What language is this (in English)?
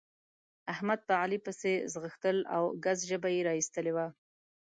Pashto